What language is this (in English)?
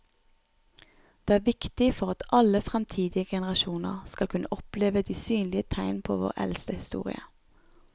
Norwegian